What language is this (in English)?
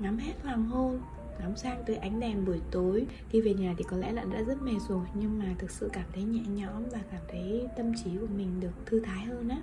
Vietnamese